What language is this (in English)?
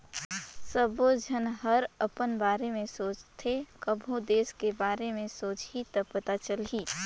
Chhattisgarhi